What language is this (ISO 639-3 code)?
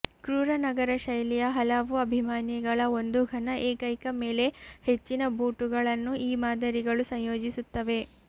kan